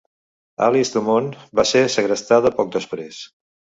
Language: Catalan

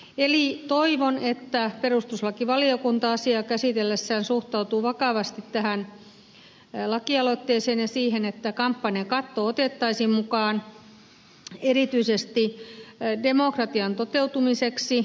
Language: Finnish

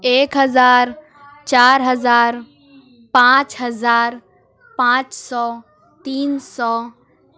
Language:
Urdu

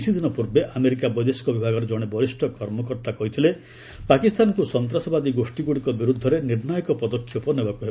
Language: Odia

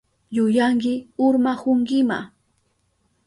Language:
Southern Pastaza Quechua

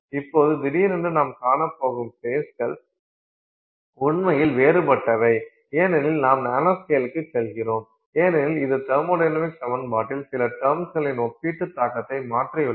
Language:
Tamil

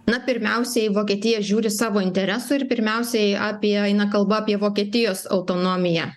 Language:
Lithuanian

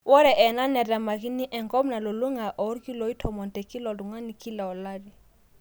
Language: Masai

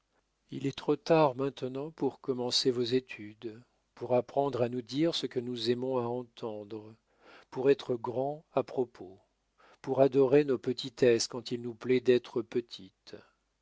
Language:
French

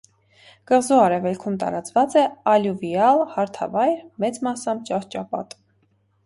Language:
Armenian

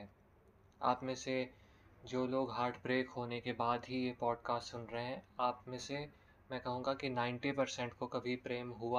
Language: Hindi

